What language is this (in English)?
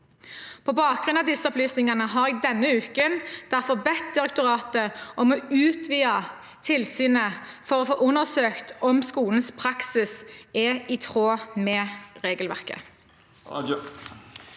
Norwegian